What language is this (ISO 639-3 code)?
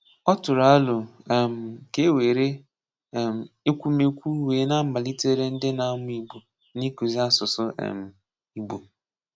ibo